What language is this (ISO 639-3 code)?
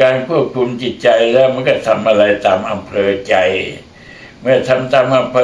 tha